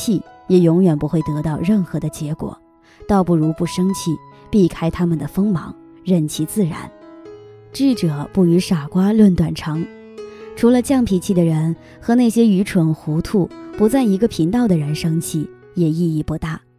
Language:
Chinese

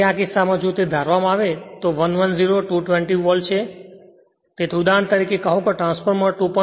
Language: Gujarati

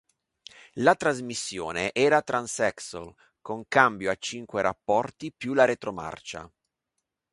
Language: Italian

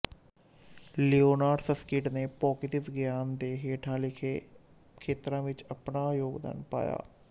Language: Punjabi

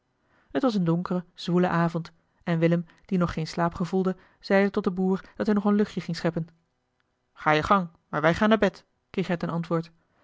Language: Dutch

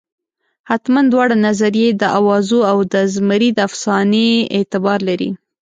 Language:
Pashto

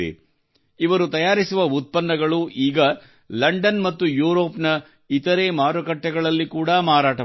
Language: Kannada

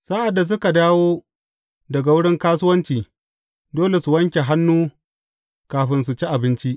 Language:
Hausa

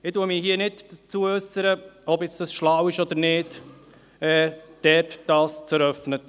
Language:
Swiss German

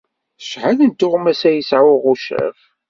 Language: Kabyle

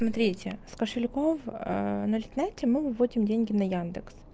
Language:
Russian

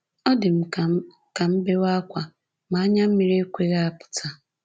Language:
Igbo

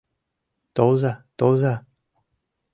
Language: Mari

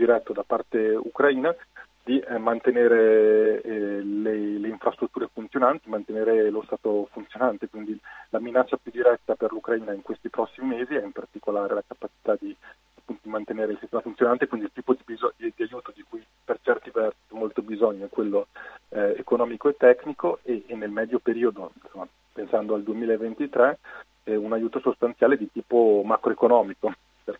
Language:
Italian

